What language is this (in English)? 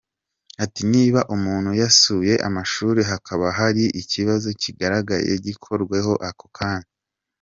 Kinyarwanda